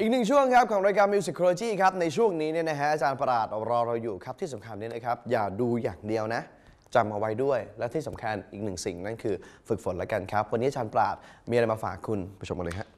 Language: Thai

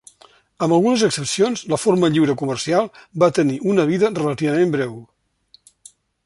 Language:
Catalan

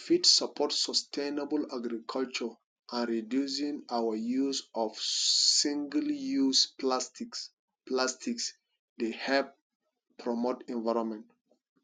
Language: Nigerian Pidgin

